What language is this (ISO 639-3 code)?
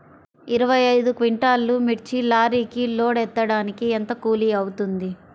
tel